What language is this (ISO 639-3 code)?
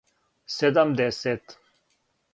srp